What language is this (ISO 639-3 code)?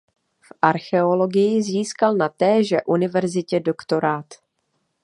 ces